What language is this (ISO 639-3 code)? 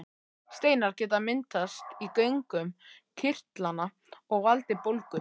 isl